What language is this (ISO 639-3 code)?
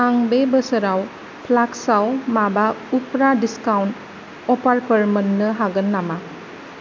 brx